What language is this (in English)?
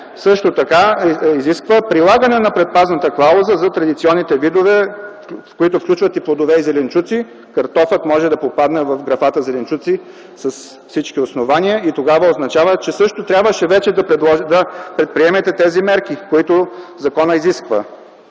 Bulgarian